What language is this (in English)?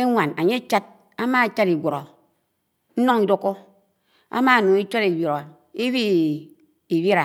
Anaang